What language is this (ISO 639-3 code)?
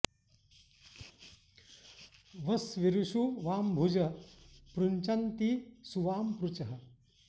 san